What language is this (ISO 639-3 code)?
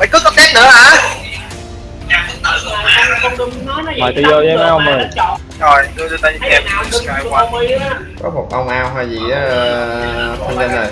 vie